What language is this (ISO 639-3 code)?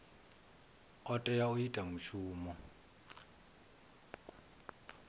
ven